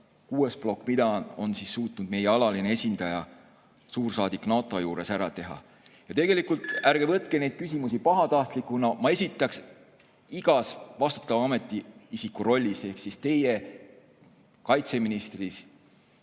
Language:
Estonian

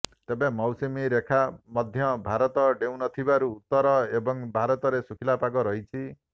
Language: Odia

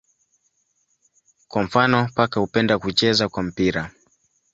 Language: Swahili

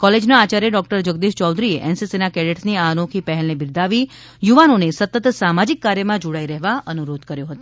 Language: Gujarati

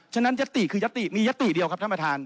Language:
Thai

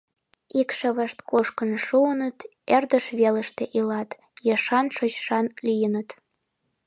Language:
Mari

